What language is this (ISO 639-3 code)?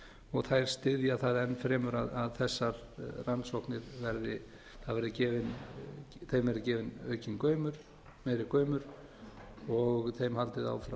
isl